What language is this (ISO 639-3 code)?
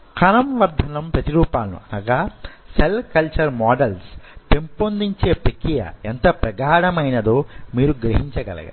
tel